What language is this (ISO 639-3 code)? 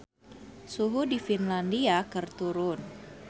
sun